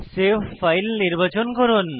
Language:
Bangla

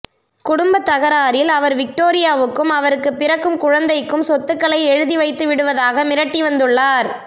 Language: Tamil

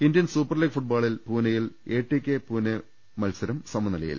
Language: Malayalam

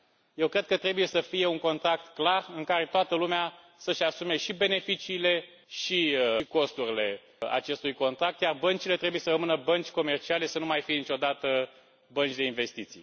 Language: Romanian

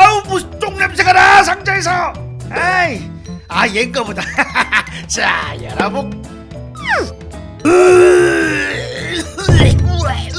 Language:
Korean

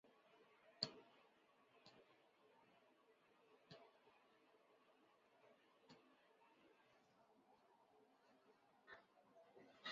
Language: Chinese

